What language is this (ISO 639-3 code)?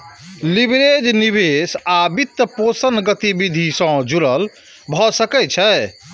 mai